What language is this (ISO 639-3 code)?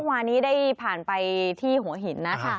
tha